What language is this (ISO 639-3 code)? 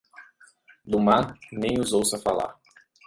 por